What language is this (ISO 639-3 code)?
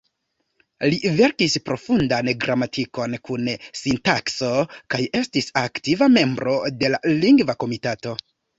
epo